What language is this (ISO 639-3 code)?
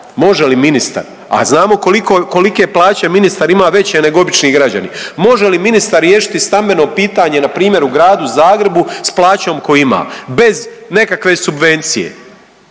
hrv